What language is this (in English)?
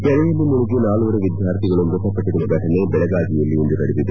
Kannada